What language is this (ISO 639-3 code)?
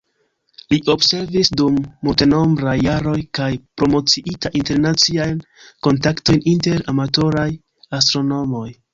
epo